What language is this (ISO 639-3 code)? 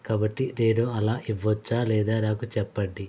tel